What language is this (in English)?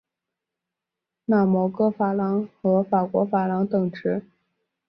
Chinese